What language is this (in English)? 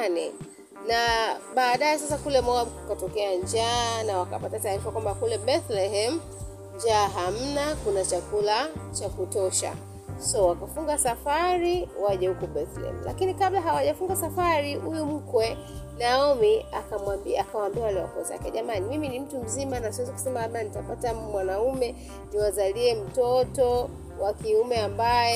Swahili